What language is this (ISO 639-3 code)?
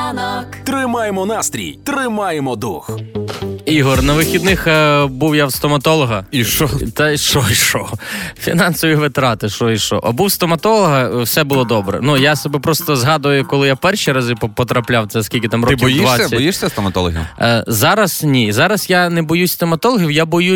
ukr